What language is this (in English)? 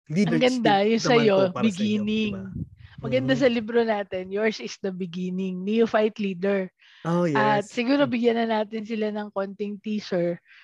Filipino